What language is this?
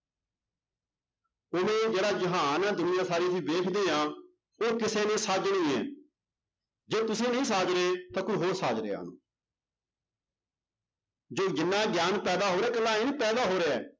Punjabi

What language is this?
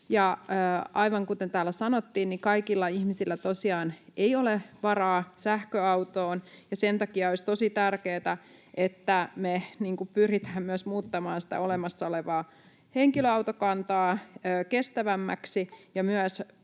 Finnish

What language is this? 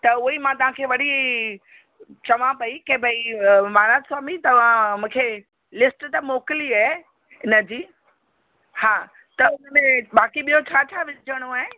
Sindhi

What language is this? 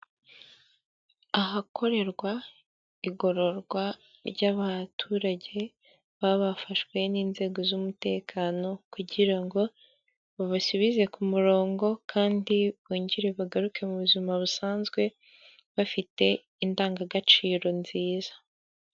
Kinyarwanda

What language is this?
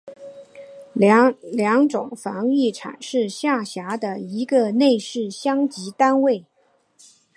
Chinese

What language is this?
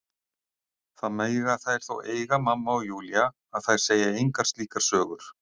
Icelandic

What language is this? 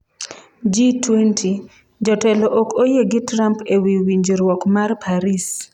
Luo (Kenya and Tanzania)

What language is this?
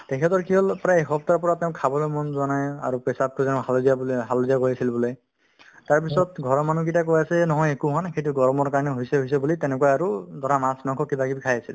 Assamese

